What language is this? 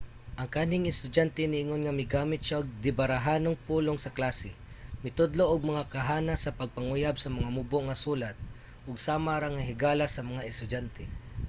Cebuano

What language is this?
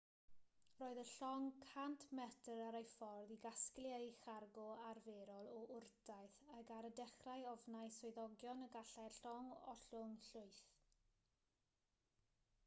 Welsh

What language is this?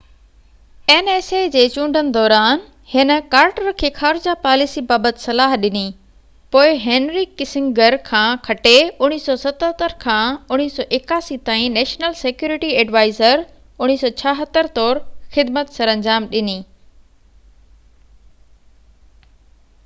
Sindhi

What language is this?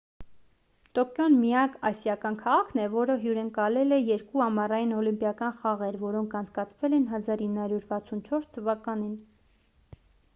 Armenian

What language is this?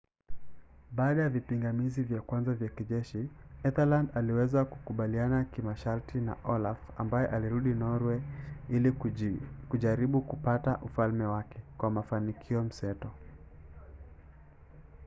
Swahili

